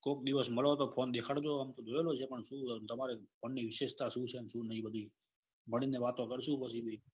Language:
Gujarati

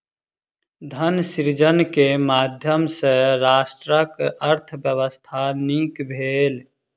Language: Maithili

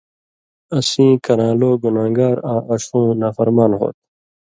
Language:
Indus Kohistani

